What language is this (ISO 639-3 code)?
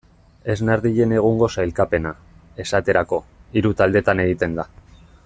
eus